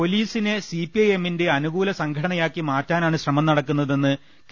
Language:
Malayalam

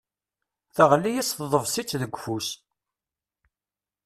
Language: Kabyle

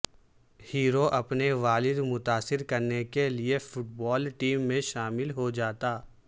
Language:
Urdu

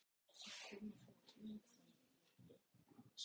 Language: Icelandic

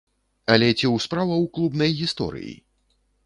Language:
Belarusian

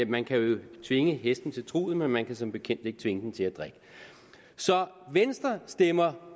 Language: Danish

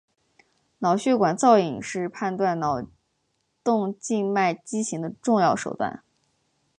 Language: Chinese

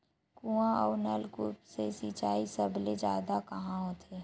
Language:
Chhattisgarhi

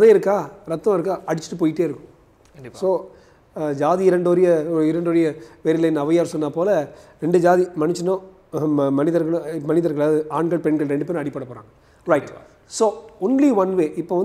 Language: Hindi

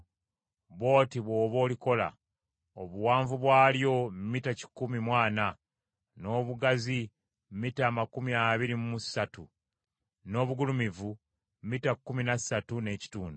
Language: Ganda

